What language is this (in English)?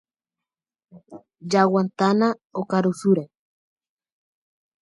Guarani